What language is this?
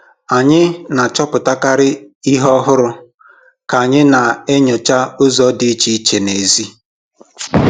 Igbo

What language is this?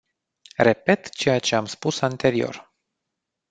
Romanian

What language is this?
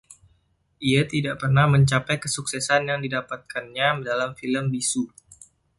Indonesian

